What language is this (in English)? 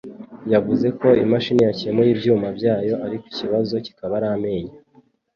Kinyarwanda